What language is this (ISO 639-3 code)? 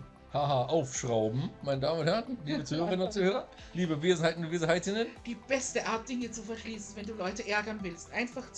deu